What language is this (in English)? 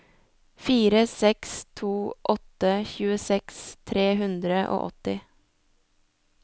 Norwegian